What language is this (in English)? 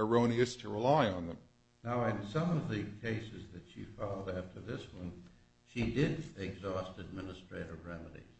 English